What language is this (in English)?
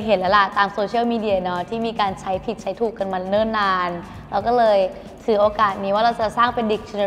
Thai